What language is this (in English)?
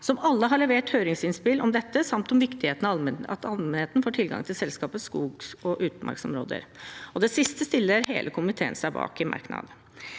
Norwegian